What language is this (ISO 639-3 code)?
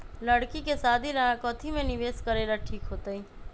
mag